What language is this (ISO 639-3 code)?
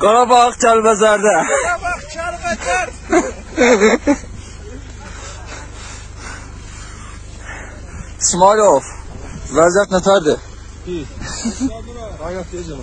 tur